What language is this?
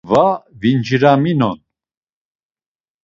Laz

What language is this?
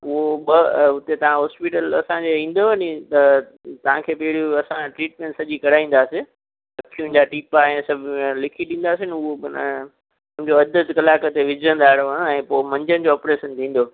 Sindhi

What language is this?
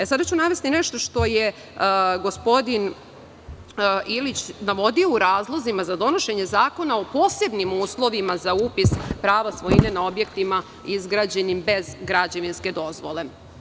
Serbian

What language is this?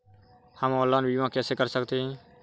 Hindi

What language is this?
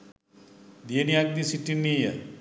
Sinhala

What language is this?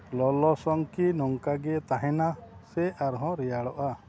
Santali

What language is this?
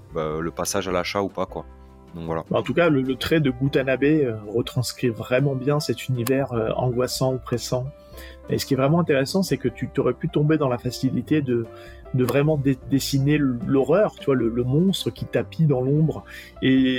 French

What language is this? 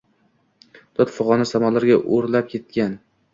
Uzbek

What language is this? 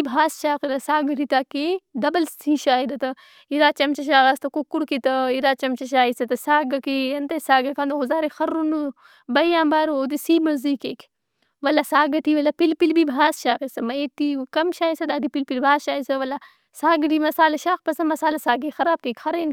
Brahui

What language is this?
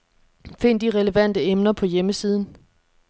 Danish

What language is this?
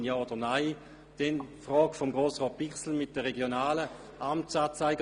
Swiss German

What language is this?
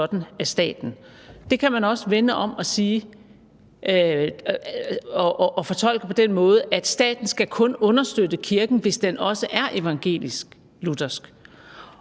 Danish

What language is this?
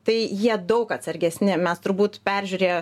Lithuanian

